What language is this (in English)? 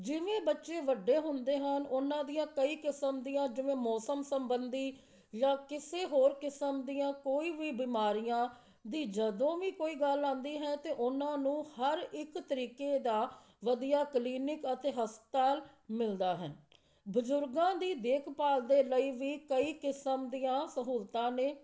Punjabi